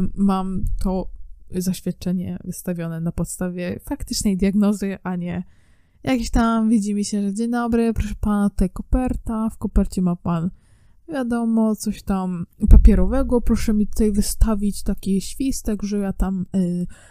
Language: Polish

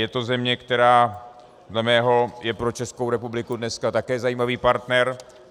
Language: Czech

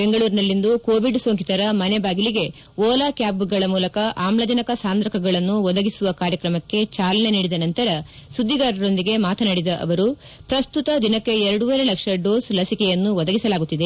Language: Kannada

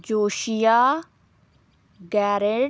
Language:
Punjabi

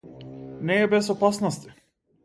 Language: Macedonian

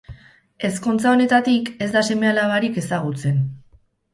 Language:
Basque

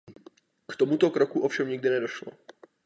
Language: Czech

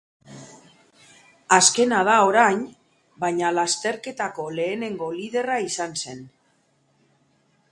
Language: Basque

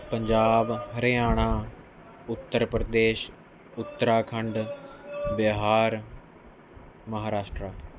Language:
Punjabi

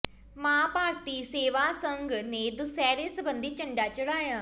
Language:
Punjabi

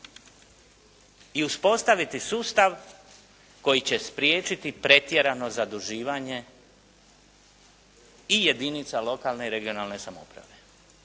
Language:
Croatian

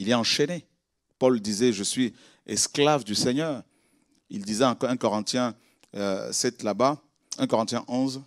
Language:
French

